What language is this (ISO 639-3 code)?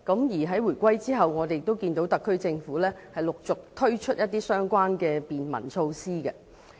yue